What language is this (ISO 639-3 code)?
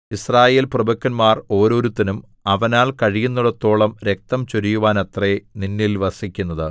mal